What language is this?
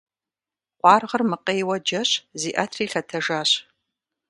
Kabardian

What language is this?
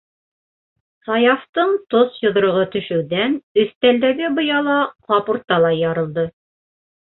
Bashkir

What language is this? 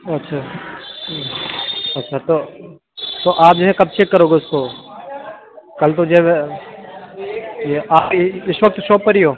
Urdu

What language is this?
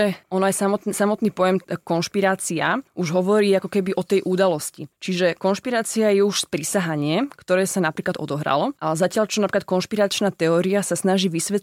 Slovak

